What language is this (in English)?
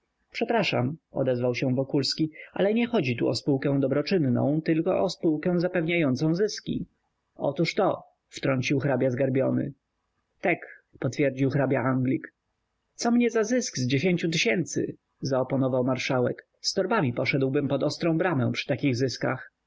Polish